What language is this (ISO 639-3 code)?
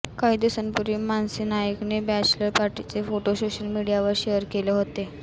mar